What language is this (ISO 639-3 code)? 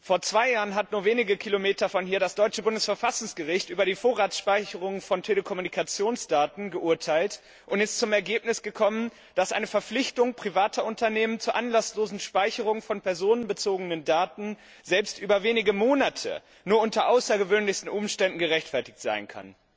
deu